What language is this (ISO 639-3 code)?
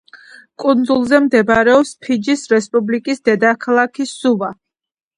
kat